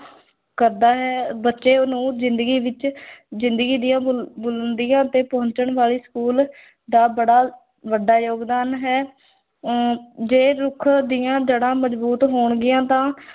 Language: Punjabi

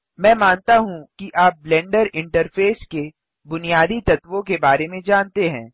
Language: Hindi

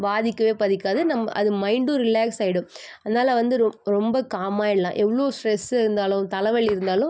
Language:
Tamil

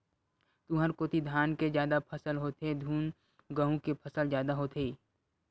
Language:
Chhattisgarhi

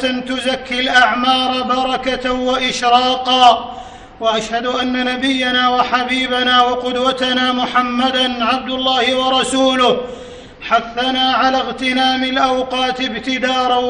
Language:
Arabic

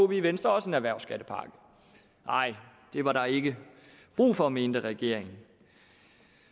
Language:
Danish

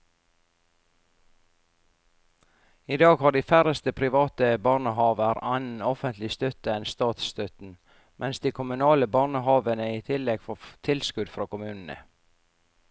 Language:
Norwegian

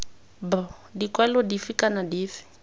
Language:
Tswana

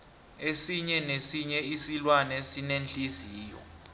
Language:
South Ndebele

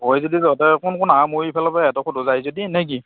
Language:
Assamese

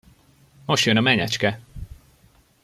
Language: Hungarian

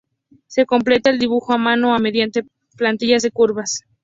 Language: Spanish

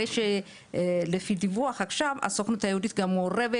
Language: Hebrew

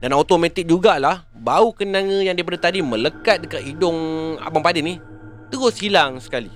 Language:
Malay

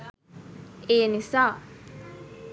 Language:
Sinhala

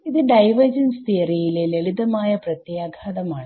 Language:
Malayalam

